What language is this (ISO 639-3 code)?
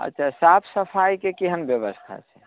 mai